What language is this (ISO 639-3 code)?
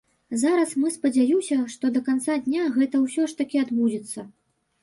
bel